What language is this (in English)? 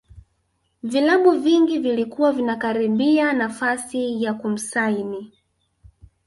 Swahili